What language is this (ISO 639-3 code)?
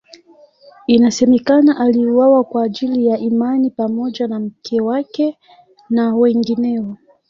swa